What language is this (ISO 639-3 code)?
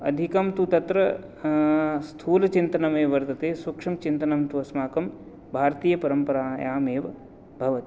san